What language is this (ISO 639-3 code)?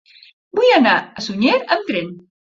cat